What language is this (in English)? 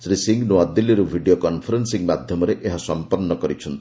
Odia